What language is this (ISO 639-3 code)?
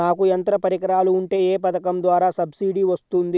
tel